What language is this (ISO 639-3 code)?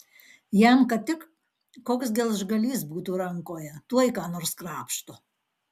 lit